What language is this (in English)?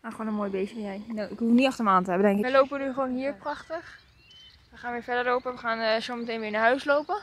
Dutch